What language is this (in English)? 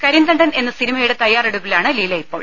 Malayalam